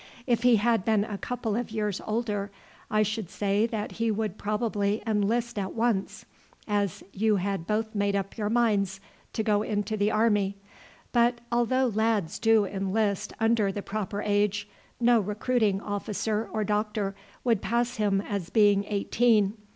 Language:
English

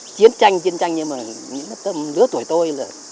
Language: Vietnamese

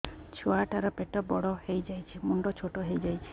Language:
Odia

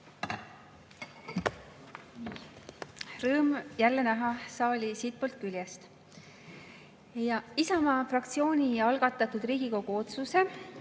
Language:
Estonian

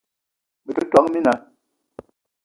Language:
Eton (Cameroon)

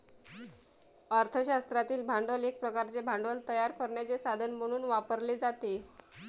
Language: Marathi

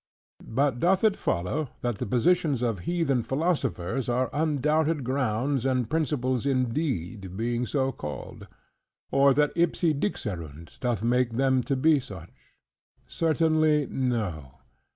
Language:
English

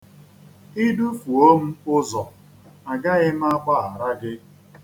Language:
Igbo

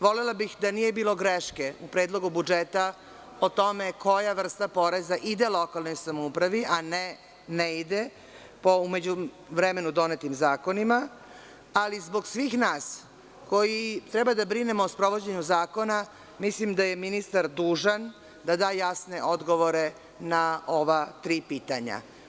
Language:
Serbian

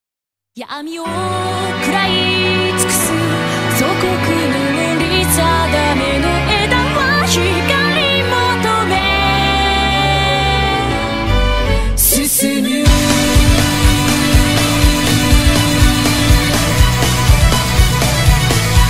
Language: Japanese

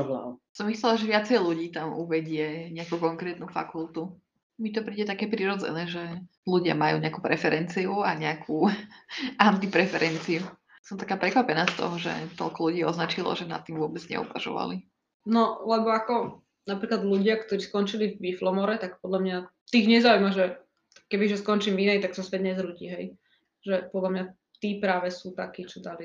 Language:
Slovak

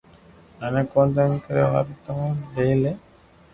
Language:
Loarki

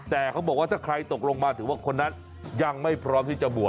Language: Thai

